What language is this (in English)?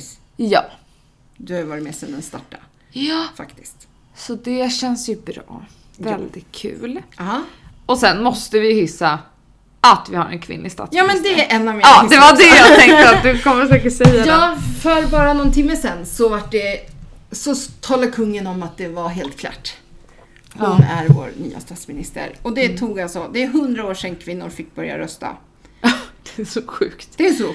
Swedish